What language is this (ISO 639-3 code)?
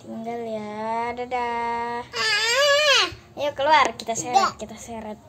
ind